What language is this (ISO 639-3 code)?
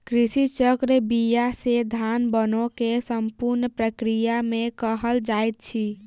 mai